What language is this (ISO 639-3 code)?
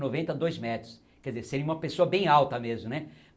por